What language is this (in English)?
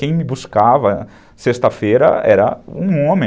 Portuguese